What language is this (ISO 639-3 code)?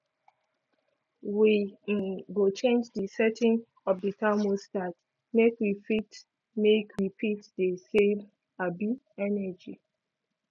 pcm